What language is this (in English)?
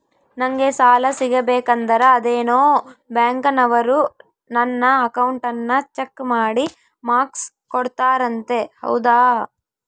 Kannada